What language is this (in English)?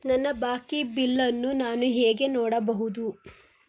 Kannada